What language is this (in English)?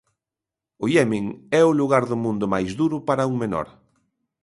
Galician